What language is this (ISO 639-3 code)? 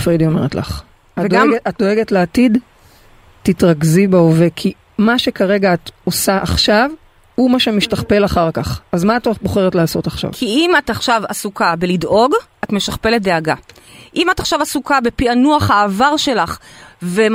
heb